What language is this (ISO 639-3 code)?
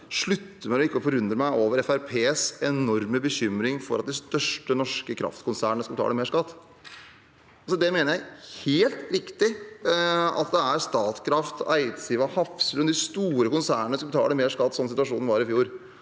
nor